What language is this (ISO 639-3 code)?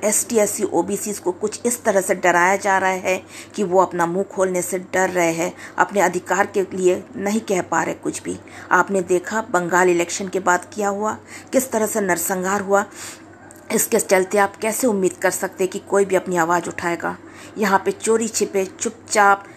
hin